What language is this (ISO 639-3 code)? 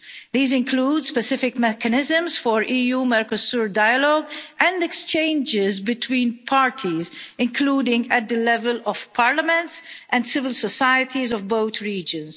eng